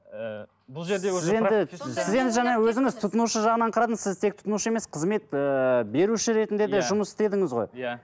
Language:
Kazakh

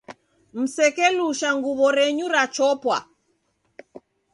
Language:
Taita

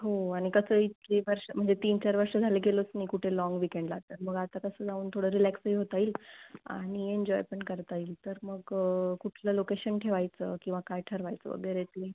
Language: Marathi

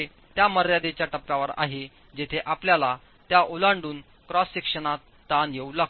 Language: Marathi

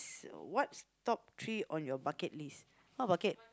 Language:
English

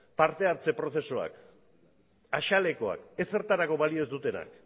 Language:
Basque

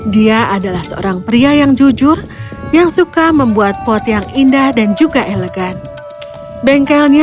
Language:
Indonesian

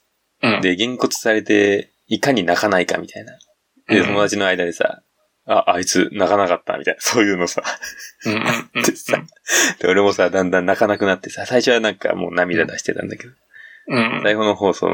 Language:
Japanese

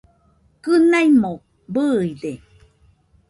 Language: Nüpode Huitoto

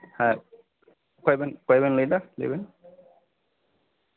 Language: Santali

